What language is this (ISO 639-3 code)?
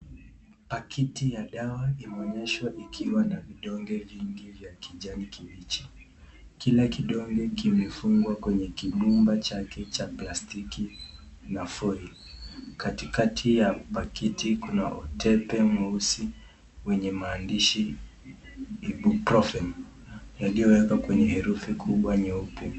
swa